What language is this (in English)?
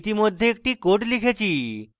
Bangla